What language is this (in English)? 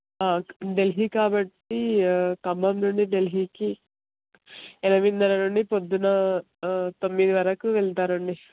Telugu